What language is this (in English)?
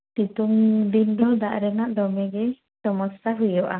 Santali